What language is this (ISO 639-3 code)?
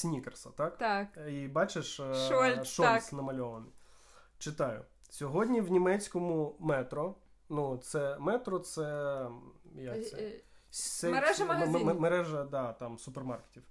ukr